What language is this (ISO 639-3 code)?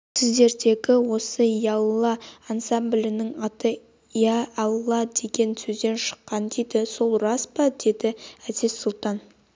kaz